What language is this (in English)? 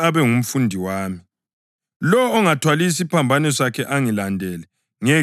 North Ndebele